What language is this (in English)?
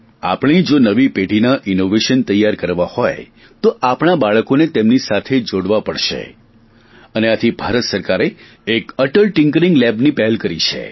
Gujarati